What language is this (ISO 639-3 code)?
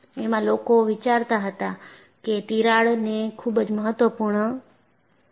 guj